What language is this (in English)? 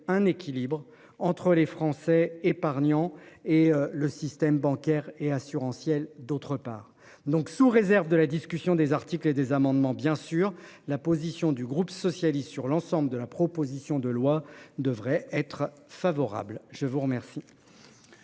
French